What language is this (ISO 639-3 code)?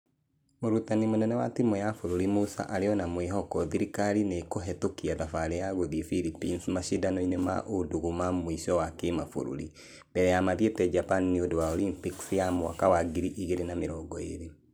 kik